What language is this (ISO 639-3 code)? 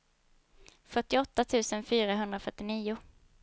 swe